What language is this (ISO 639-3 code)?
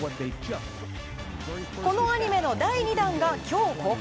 jpn